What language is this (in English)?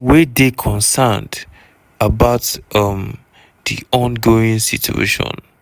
Nigerian Pidgin